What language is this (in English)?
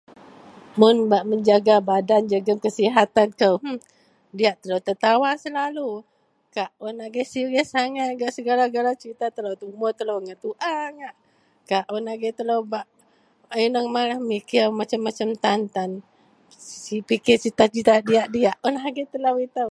Central Melanau